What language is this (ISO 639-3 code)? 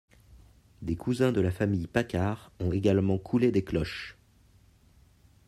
fra